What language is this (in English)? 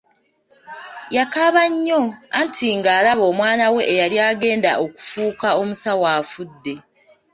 Ganda